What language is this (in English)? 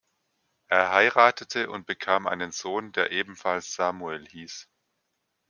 German